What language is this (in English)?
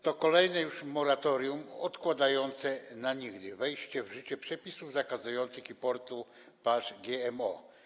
Polish